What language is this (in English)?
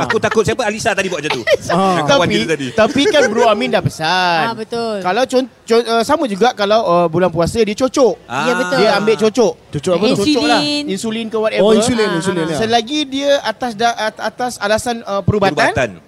Malay